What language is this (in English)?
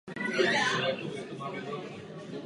Czech